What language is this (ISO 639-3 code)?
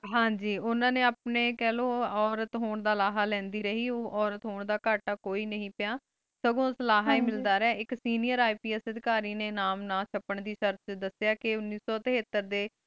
pan